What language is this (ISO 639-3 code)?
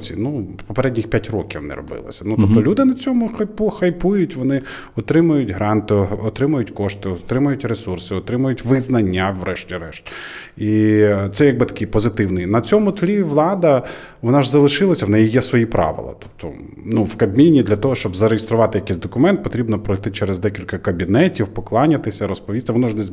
ukr